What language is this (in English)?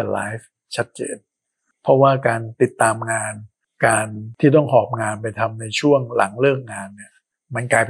Thai